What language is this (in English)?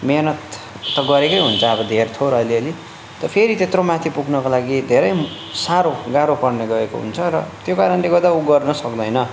Nepali